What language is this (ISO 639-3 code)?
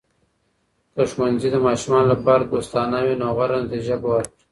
pus